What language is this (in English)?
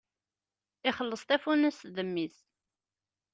Kabyle